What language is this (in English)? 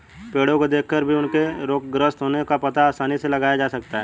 Hindi